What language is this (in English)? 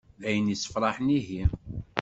Kabyle